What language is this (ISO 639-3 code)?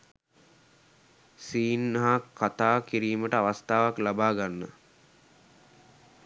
sin